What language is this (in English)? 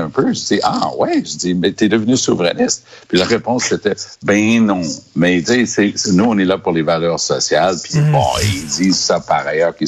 French